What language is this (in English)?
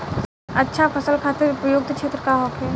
Bhojpuri